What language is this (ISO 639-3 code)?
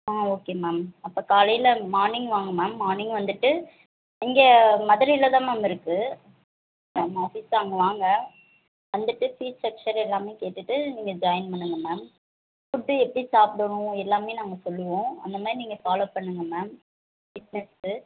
tam